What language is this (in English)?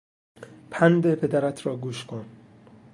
Persian